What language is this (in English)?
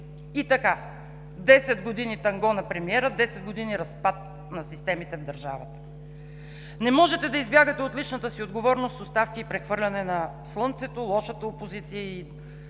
Bulgarian